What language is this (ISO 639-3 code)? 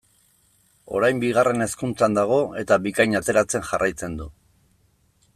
eus